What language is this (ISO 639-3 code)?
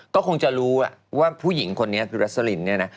tha